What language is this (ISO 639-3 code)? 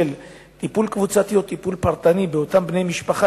heb